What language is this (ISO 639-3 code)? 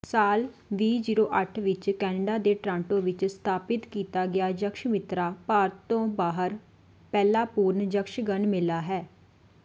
pan